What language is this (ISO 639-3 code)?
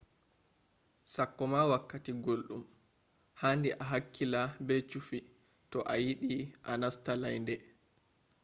ful